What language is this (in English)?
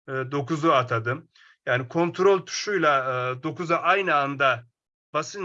Turkish